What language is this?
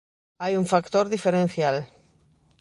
Galician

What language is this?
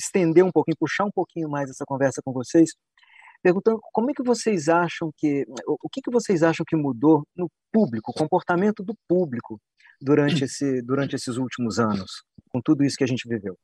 Portuguese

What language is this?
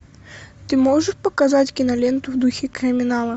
Russian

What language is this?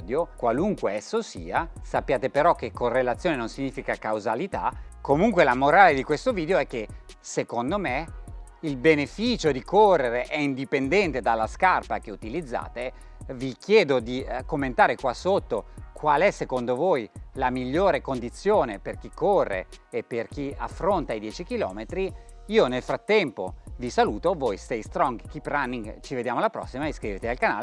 Italian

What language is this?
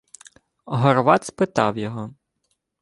Ukrainian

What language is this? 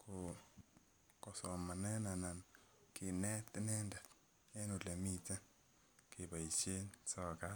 Kalenjin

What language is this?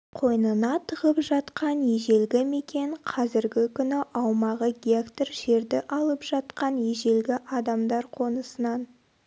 Kazakh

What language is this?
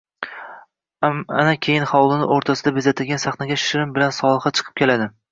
Uzbek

